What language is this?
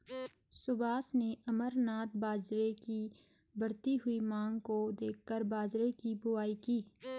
Hindi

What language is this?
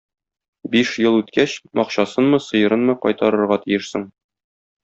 Tatar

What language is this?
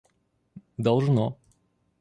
Russian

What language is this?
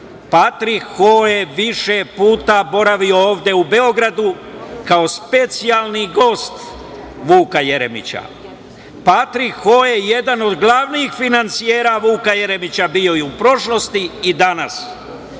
Serbian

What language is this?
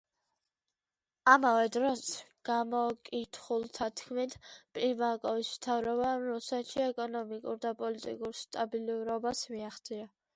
Georgian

